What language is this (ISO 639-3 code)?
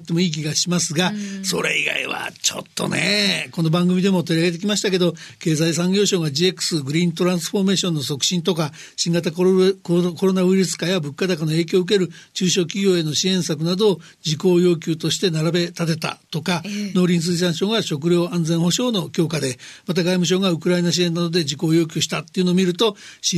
jpn